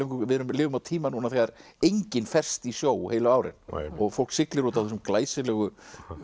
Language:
Icelandic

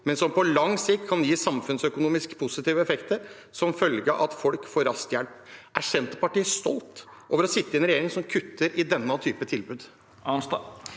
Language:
Norwegian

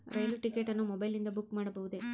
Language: Kannada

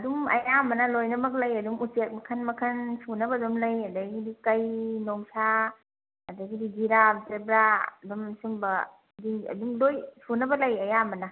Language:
Manipuri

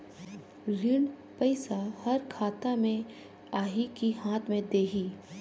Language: Chhattisgarhi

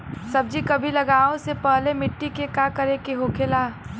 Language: Bhojpuri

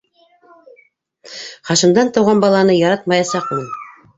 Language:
Bashkir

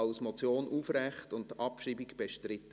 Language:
Swiss German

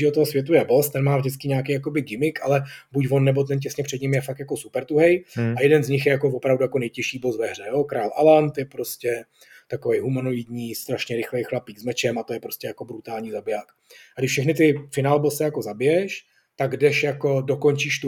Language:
Czech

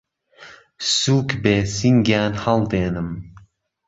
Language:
Central Kurdish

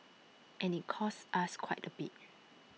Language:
English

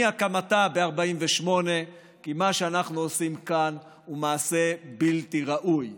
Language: Hebrew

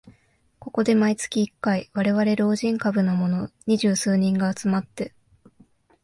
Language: Japanese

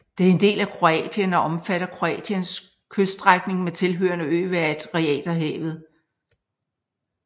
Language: Danish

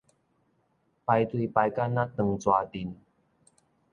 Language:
Min Nan Chinese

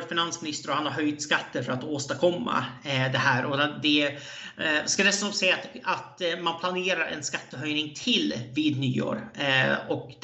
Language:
Swedish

